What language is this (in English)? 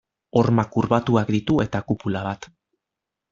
Basque